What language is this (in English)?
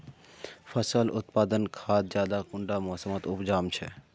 Magahi